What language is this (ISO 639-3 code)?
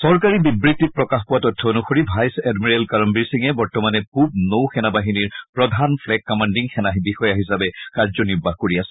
asm